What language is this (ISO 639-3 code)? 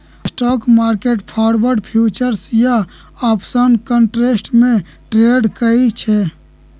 mag